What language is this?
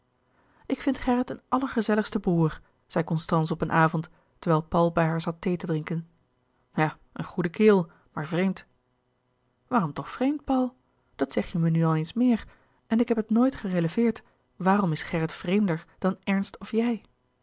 Dutch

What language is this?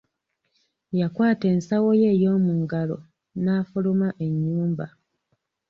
Ganda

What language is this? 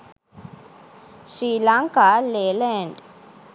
Sinhala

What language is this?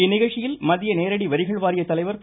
Tamil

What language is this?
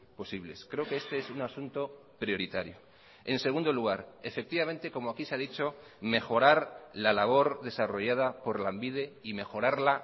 Spanish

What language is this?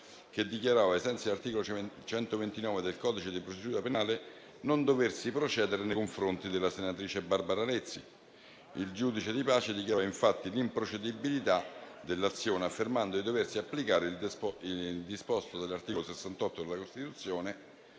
Italian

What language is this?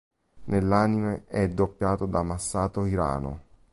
Italian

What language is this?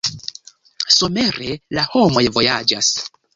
Esperanto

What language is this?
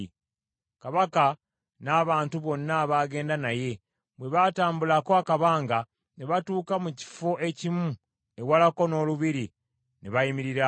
Ganda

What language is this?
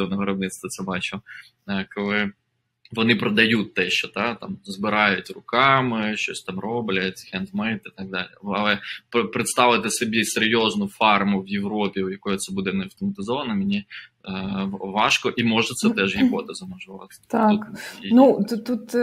Ukrainian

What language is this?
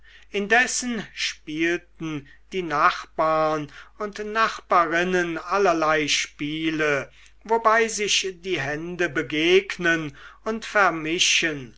German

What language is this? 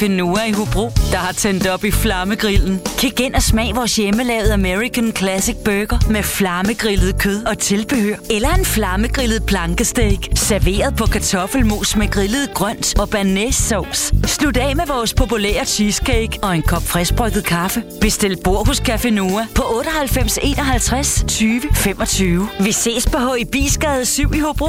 Danish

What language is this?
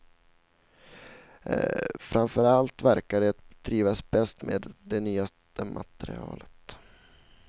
Swedish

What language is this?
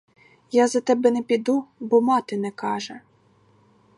Ukrainian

